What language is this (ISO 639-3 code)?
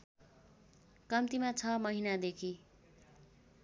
nep